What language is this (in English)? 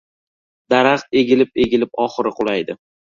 Uzbek